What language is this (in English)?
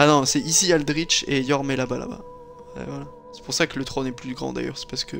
French